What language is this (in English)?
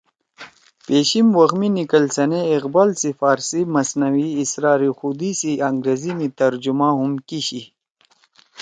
Torwali